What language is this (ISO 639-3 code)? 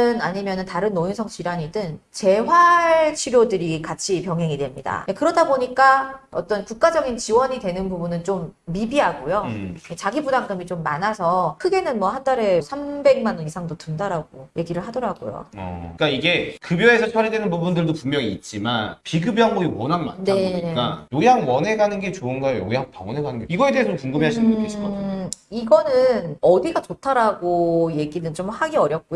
kor